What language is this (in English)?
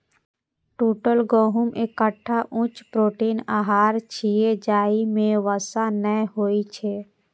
Maithili